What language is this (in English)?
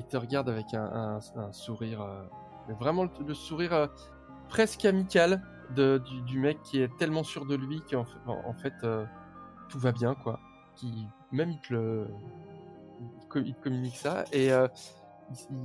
French